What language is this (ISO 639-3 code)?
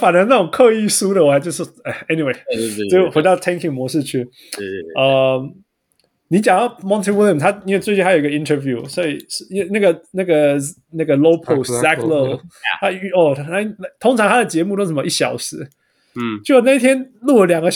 zho